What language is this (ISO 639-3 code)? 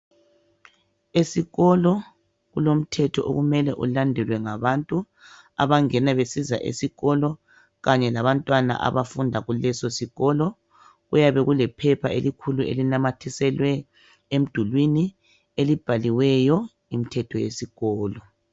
nde